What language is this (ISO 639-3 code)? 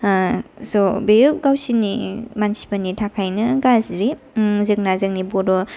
brx